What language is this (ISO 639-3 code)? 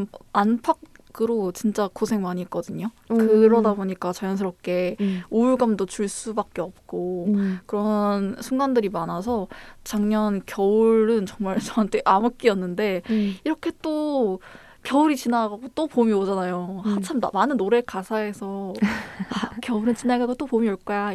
kor